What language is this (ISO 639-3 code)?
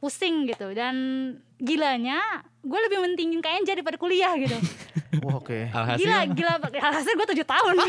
ind